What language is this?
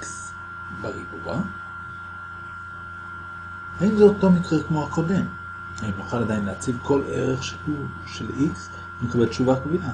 Hebrew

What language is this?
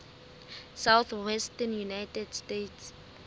Southern Sotho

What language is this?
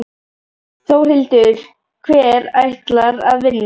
Icelandic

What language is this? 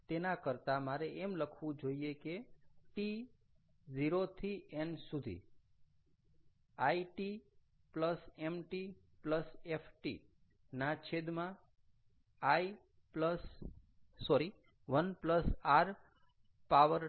Gujarati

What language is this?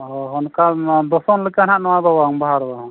Santali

